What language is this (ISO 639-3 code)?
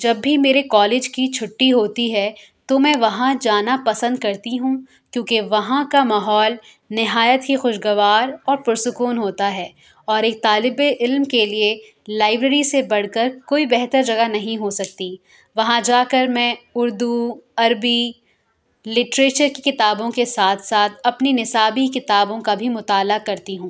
urd